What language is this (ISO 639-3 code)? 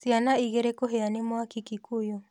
kik